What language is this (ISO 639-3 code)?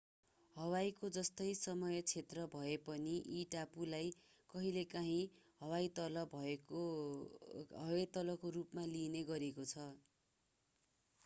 nep